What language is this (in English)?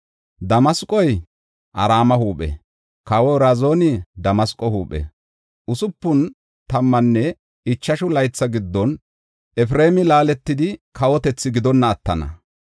Gofa